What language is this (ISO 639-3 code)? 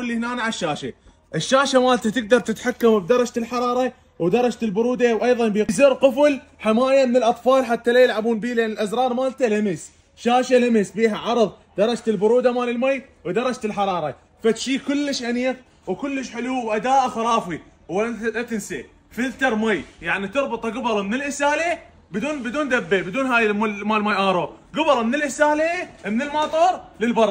ara